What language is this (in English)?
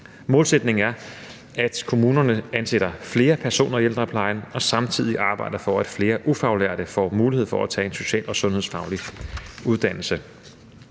Danish